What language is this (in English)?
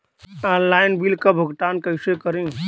Bhojpuri